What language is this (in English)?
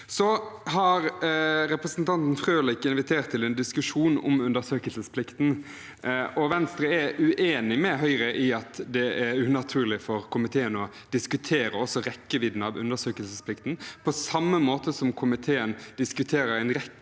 Norwegian